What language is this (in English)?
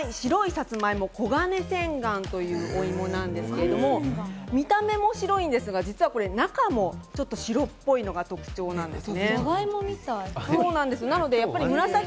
Japanese